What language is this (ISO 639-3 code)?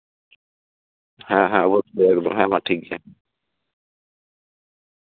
sat